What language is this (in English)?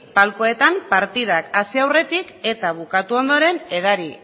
Basque